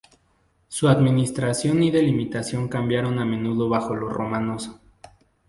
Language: Spanish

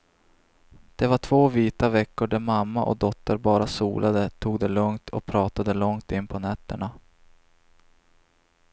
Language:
Swedish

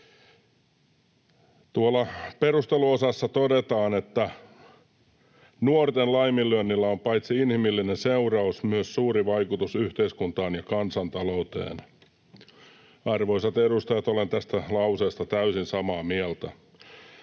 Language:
Finnish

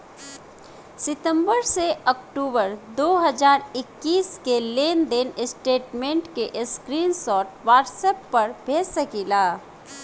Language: Bhojpuri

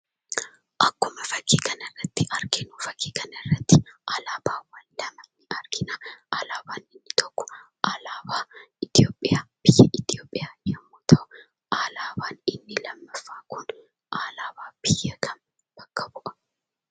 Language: Oromo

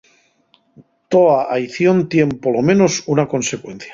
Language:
Asturian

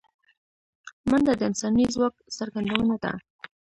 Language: Pashto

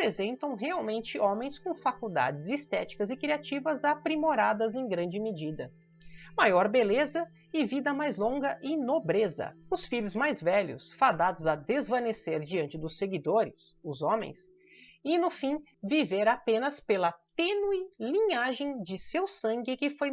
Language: Portuguese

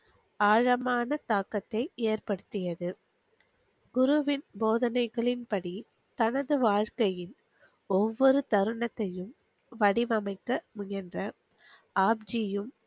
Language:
Tamil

